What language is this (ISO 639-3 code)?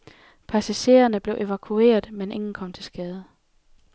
dan